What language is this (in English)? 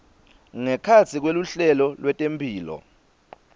Swati